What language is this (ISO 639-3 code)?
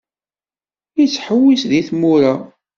kab